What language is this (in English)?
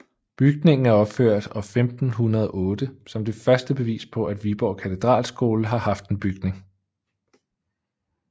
Danish